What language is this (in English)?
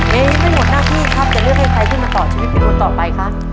Thai